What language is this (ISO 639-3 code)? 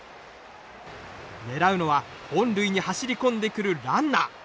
jpn